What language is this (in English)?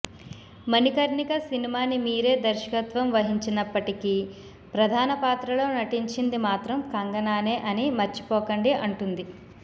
Telugu